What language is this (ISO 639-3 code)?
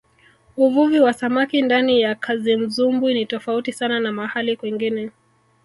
swa